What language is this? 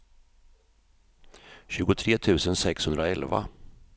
Swedish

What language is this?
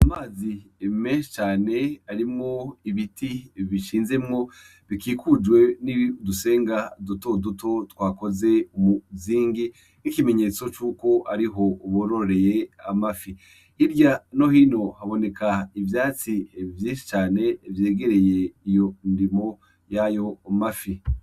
Rundi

